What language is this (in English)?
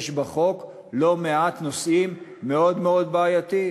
Hebrew